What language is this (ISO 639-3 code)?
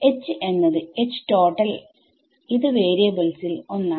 mal